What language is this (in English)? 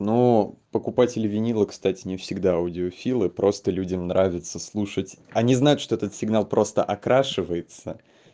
Russian